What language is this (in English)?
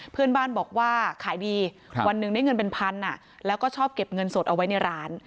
Thai